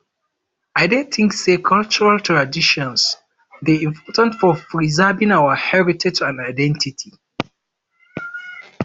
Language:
Nigerian Pidgin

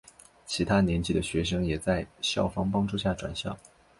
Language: Chinese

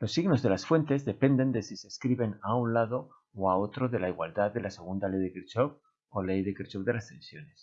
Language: Spanish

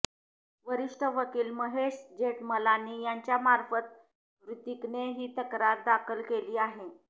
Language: Marathi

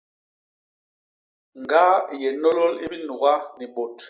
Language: Basaa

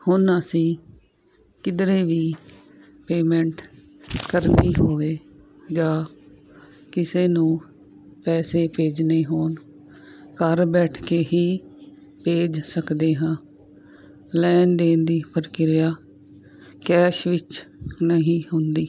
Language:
Punjabi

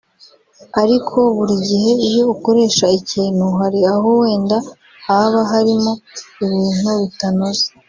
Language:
Kinyarwanda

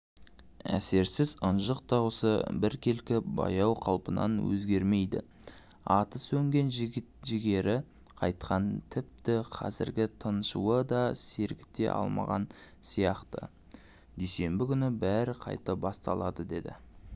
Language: Kazakh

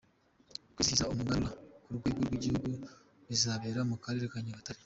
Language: Kinyarwanda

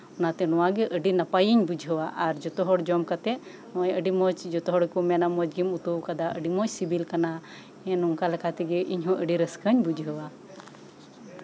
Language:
Santali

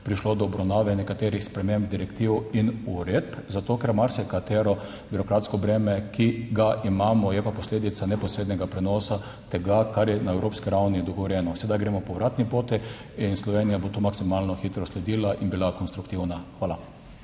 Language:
Slovenian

